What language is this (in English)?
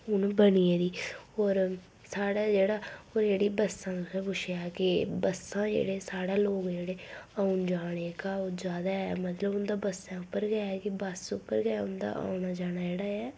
Dogri